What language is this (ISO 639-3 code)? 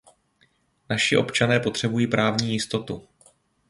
ces